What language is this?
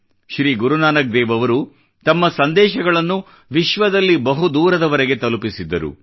Kannada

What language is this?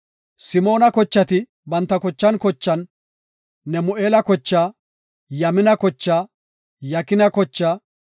Gofa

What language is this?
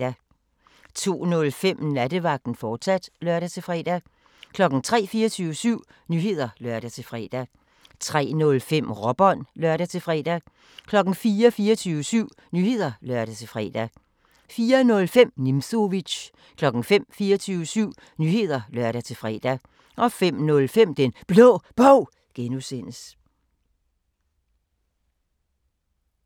Danish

